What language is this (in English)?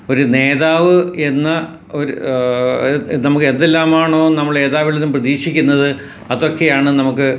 Malayalam